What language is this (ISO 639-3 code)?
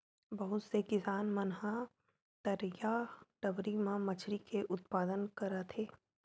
hne